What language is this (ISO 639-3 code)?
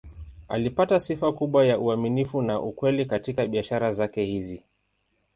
swa